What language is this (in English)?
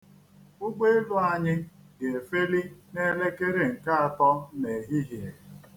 Igbo